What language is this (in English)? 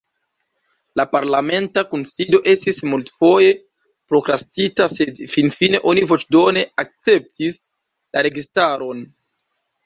Esperanto